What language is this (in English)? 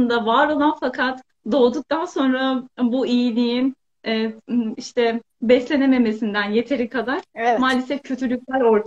Turkish